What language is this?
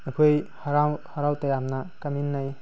Manipuri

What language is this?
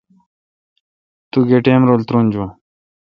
Kalkoti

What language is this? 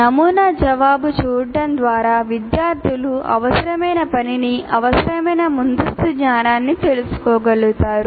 Telugu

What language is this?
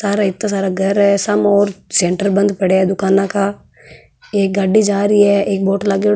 Marwari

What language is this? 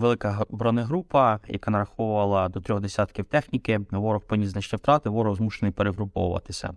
Ukrainian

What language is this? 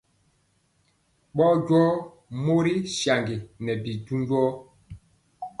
Mpiemo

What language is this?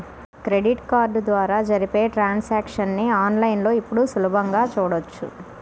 Telugu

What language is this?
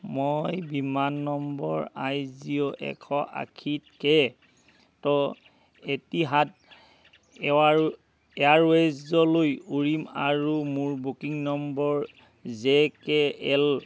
Assamese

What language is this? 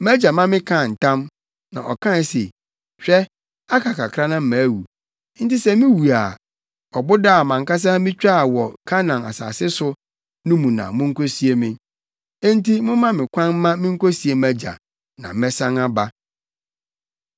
Akan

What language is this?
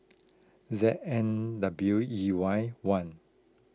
English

